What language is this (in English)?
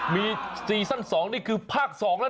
Thai